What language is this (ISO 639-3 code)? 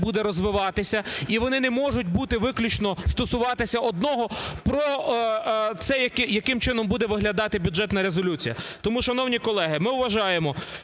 ukr